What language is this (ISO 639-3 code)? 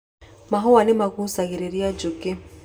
kik